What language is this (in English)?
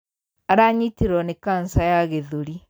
Kikuyu